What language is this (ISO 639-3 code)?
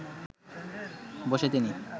ben